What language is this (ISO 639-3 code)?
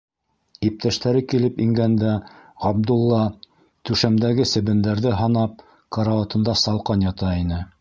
bak